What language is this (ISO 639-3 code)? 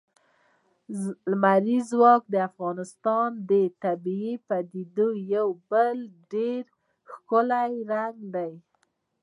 pus